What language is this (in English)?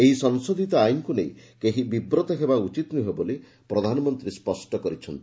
Odia